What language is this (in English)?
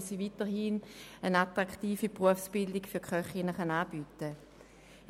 Swiss German